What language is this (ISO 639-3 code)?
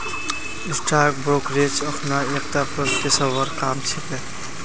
mag